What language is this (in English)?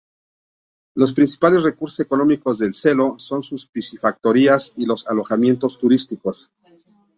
Spanish